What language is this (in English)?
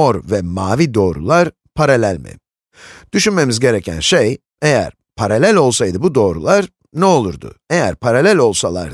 Turkish